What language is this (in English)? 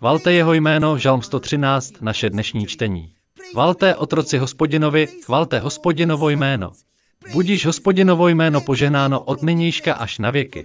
Czech